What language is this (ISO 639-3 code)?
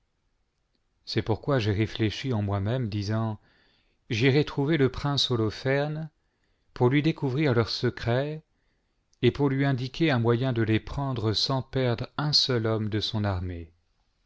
fra